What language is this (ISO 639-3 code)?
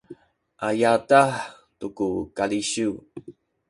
szy